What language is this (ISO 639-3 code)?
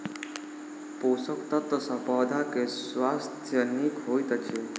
mai